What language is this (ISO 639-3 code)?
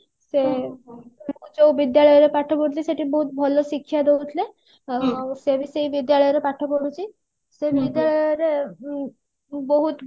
ori